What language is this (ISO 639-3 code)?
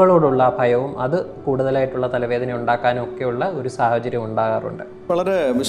mal